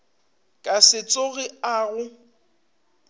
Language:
Northern Sotho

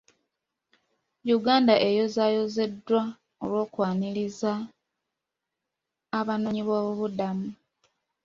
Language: Ganda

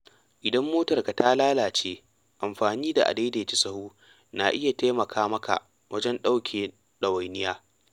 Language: Hausa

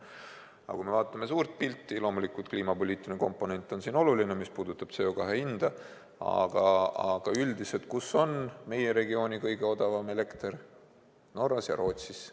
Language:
Estonian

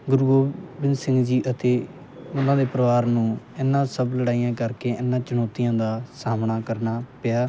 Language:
Punjabi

